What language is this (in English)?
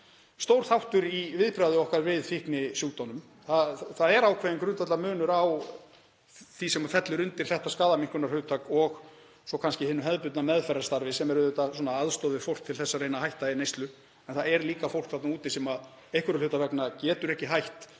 Icelandic